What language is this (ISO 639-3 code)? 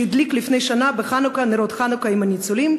heb